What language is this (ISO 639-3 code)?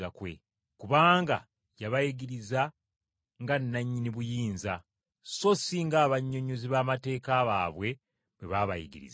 lug